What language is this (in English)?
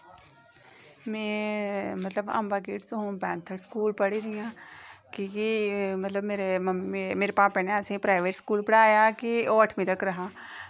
Dogri